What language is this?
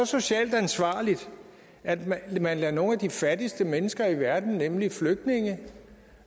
Danish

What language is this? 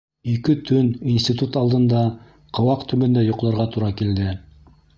Bashkir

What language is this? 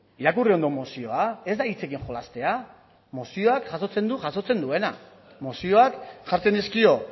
Basque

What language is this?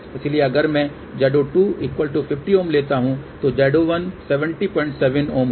Hindi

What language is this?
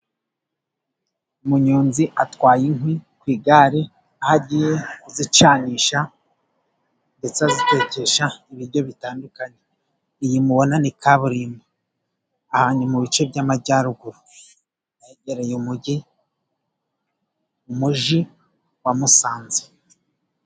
Kinyarwanda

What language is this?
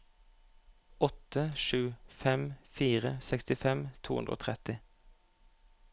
Norwegian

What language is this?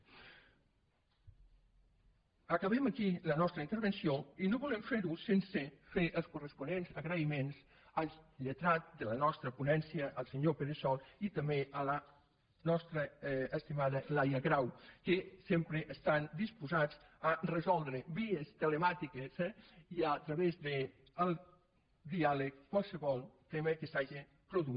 Catalan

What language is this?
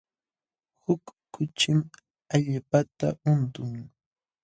Jauja Wanca Quechua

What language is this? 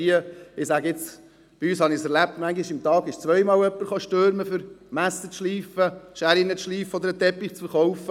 Swiss German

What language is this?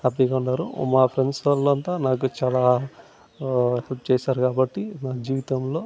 Telugu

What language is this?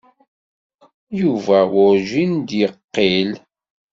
Kabyle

